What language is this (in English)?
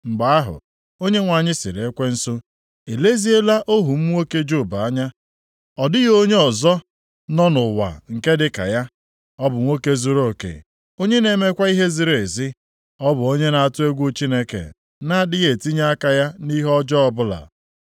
Igbo